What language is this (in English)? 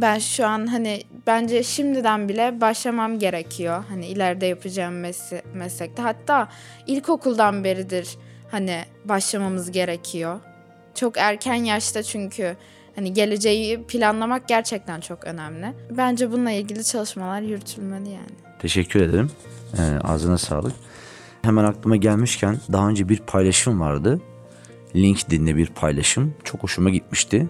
Turkish